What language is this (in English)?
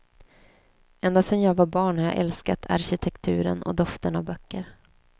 Swedish